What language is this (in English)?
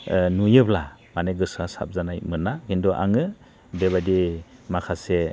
Bodo